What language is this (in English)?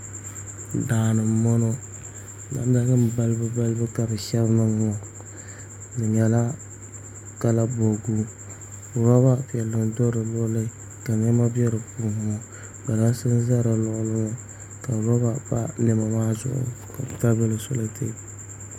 Dagbani